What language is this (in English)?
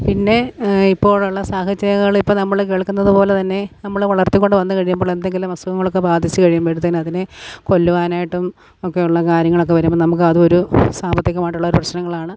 Malayalam